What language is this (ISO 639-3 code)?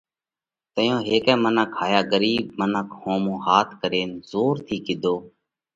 kvx